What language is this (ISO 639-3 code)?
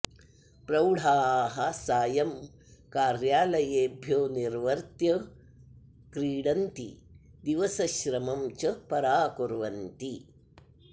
san